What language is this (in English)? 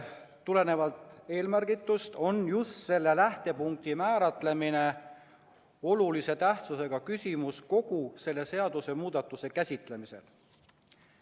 Estonian